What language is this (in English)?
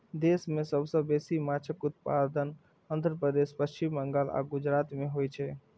Maithili